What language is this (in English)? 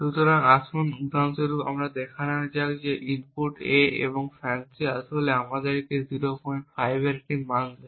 Bangla